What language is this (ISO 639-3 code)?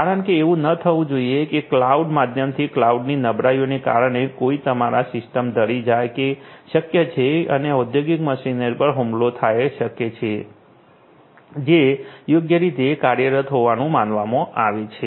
guj